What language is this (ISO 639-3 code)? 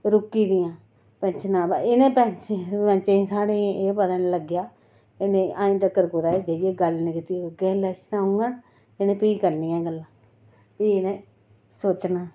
doi